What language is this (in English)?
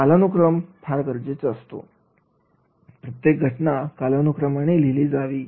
Marathi